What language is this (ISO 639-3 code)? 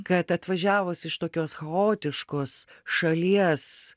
lit